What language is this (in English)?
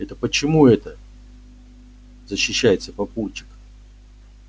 Russian